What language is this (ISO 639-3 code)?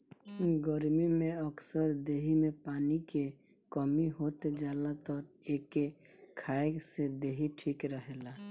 bho